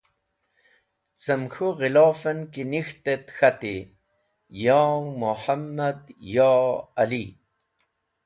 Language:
Wakhi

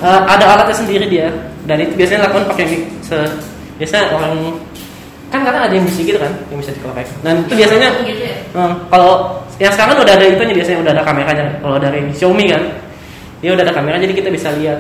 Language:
Indonesian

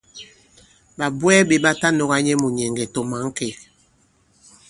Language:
Bankon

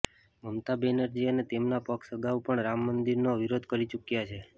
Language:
Gujarati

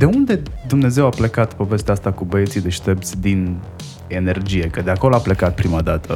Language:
Romanian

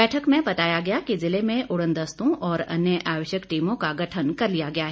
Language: Hindi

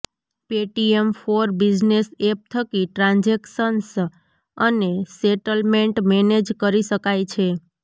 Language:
Gujarati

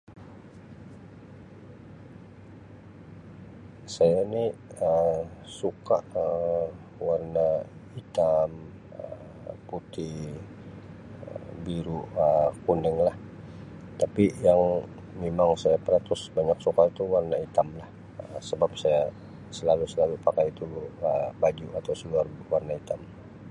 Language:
Sabah Malay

